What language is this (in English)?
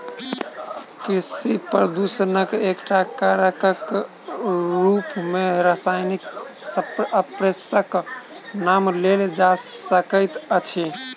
Maithili